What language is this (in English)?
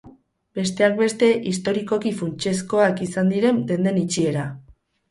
Basque